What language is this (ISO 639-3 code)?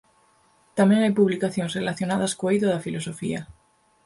glg